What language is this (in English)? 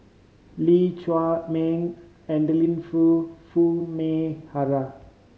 English